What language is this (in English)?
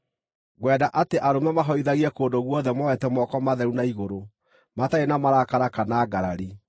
Kikuyu